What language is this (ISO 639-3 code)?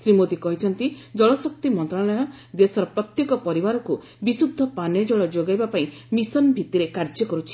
ori